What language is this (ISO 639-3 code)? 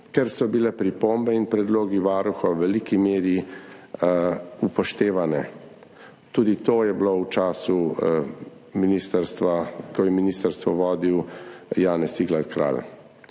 slv